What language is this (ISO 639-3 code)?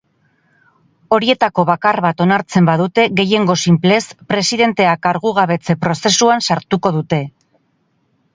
eus